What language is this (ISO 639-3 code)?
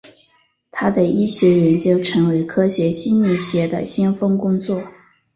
zho